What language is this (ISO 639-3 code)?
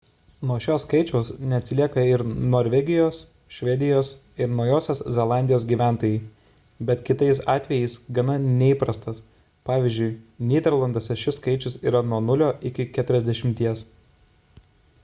lit